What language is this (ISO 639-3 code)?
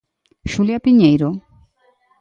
glg